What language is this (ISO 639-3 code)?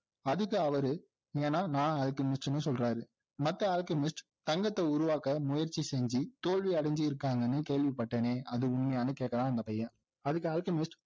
tam